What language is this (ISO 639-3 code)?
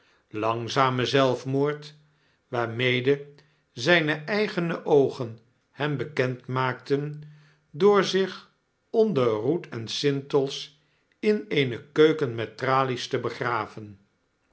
nld